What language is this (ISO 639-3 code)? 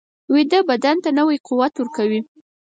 pus